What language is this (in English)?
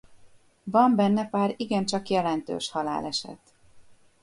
Hungarian